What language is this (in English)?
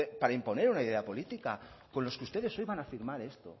Spanish